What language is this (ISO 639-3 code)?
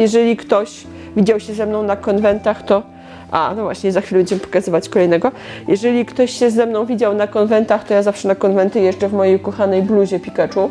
pol